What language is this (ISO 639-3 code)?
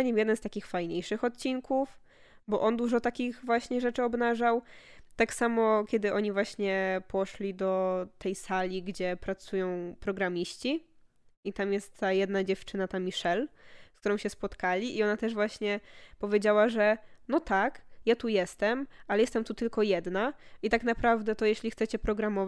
pol